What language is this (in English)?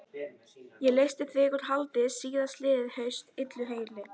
Icelandic